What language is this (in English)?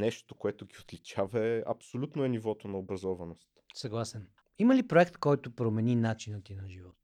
Bulgarian